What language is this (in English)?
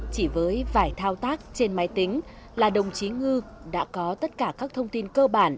Vietnamese